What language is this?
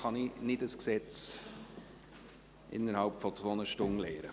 Swiss German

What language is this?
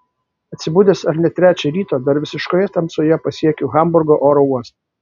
Lithuanian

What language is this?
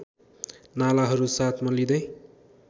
Nepali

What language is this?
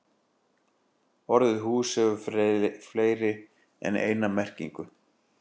Icelandic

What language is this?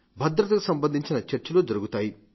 Telugu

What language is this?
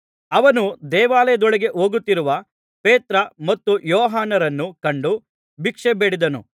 Kannada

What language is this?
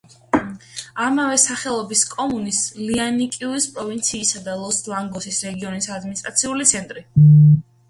Georgian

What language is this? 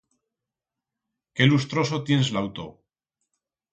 Aragonese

